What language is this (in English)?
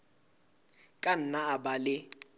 Southern Sotho